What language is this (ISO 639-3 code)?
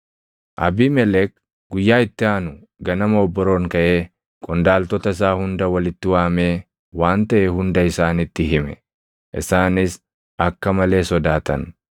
orm